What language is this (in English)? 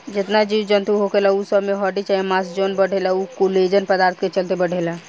Bhojpuri